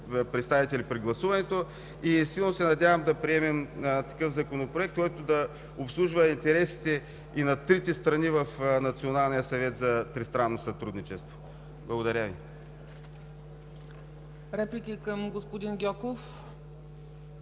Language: Bulgarian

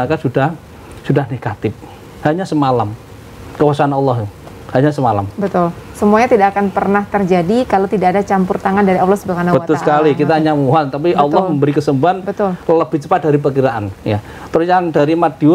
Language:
Indonesian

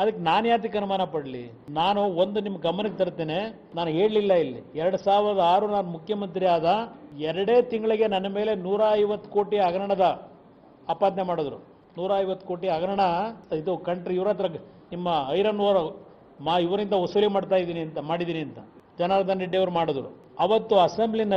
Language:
Hindi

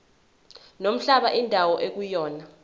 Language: Zulu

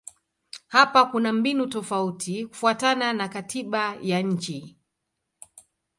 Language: Swahili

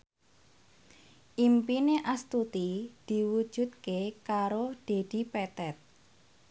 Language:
Javanese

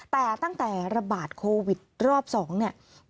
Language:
Thai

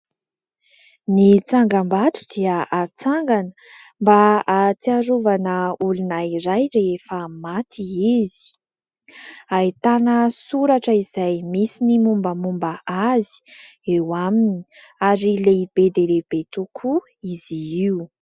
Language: Malagasy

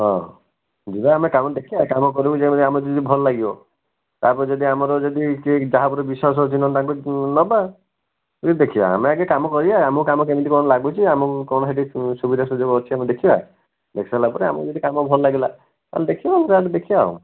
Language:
Odia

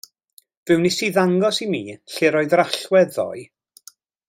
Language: Welsh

